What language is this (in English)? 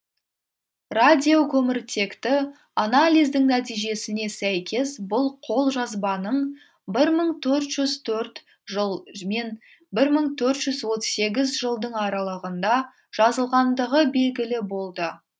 Kazakh